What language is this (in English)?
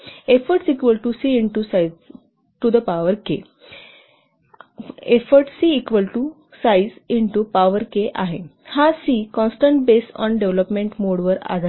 Marathi